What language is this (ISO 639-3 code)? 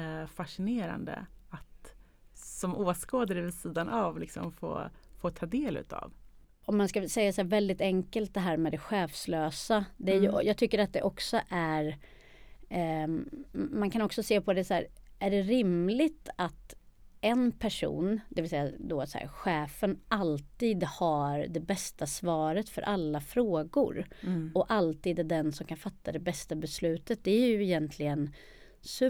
swe